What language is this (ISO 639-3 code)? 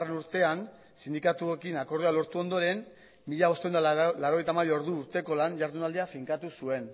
eus